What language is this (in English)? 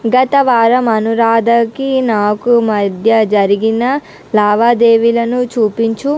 Telugu